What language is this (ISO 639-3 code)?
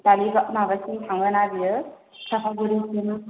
brx